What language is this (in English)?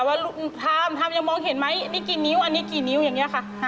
Thai